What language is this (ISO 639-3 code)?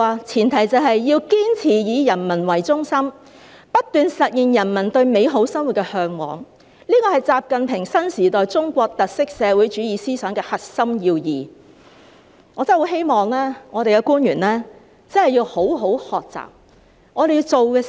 yue